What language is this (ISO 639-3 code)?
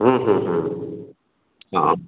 ori